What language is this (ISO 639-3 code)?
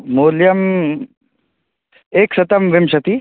san